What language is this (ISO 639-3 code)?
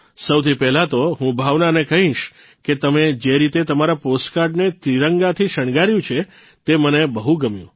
guj